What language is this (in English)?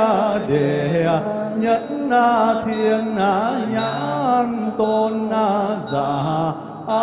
Vietnamese